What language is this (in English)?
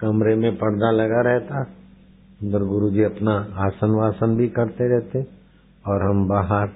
Hindi